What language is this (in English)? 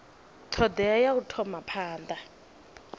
Venda